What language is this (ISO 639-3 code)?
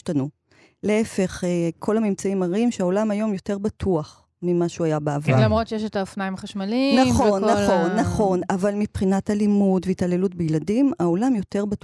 heb